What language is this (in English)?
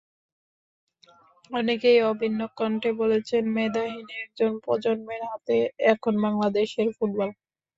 Bangla